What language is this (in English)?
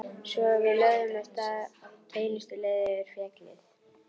Icelandic